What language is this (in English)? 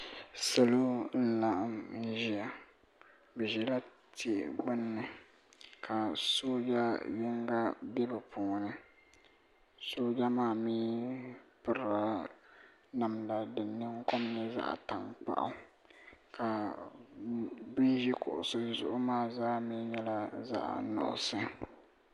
Dagbani